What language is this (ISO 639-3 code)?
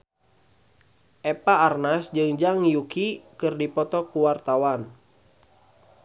sun